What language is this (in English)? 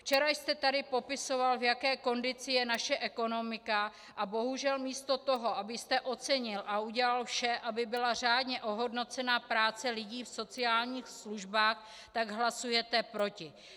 Czech